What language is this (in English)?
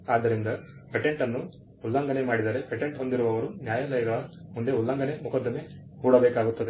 Kannada